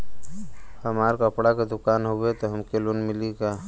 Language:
Bhojpuri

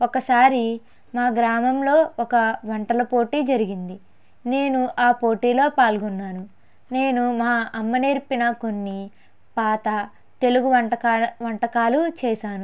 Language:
Telugu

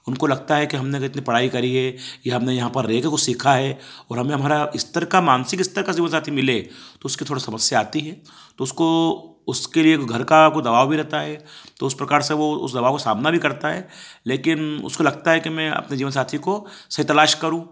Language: Hindi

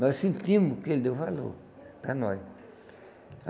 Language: Portuguese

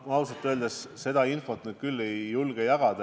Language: Estonian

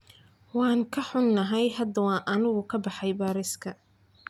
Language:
Somali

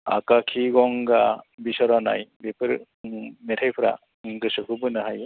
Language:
Bodo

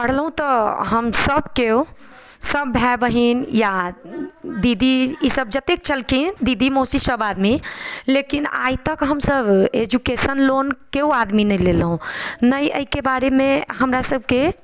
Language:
Maithili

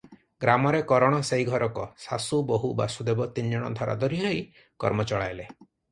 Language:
Odia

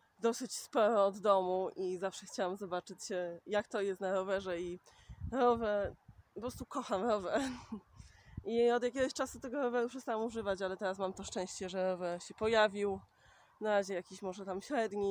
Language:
Polish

